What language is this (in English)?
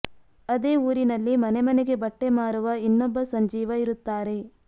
Kannada